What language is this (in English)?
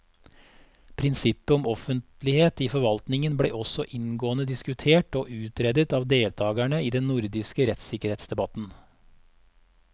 Norwegian